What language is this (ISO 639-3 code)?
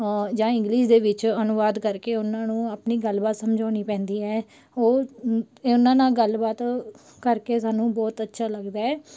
pan